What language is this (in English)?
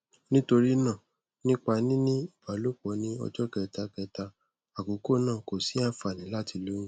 Yoruba